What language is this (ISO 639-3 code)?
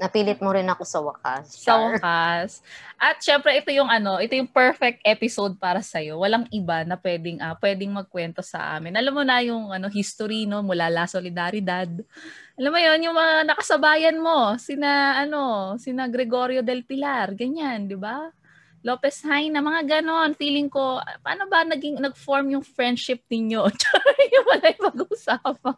fil